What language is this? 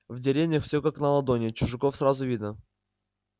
Russian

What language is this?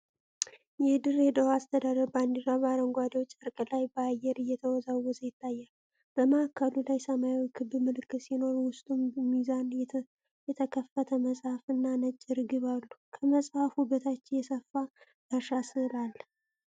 Amharic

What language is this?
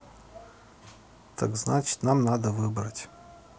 Russian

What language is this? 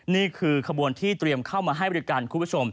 Thai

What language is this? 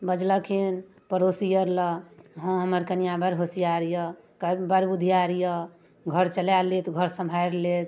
Maithili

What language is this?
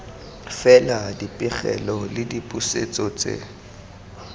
Tswana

